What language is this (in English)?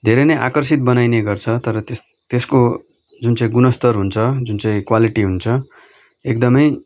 Nepali